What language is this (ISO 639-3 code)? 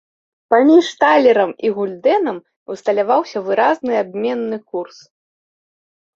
bel